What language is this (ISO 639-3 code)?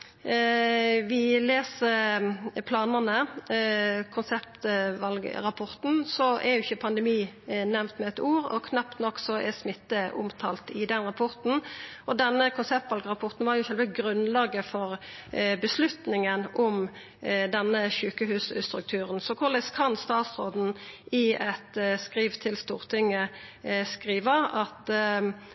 nno